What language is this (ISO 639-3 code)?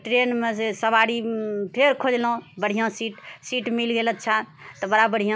mai